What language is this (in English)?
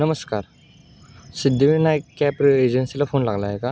Marathi